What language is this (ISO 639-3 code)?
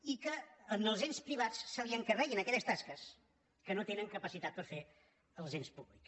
cat